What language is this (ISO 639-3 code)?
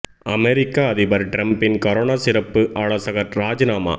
tam